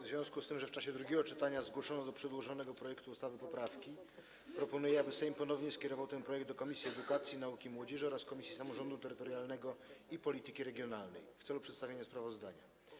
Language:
Polish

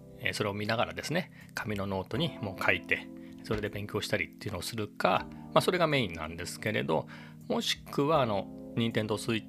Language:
Japanese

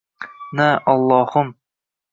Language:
Uzbek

